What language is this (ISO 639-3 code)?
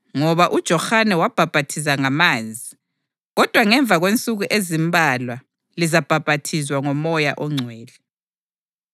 nde